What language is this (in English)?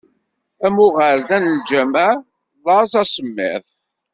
Kabyle